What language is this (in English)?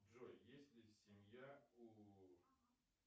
Russian